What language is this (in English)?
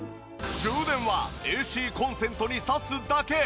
Japanese